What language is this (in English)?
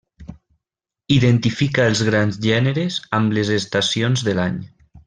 Catalan